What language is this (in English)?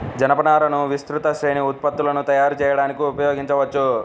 Telugu